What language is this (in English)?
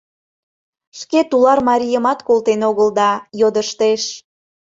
Mari